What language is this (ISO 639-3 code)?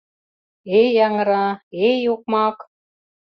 chm